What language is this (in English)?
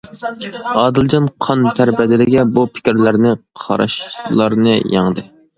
Uyghur